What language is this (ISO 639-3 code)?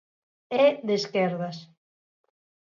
glg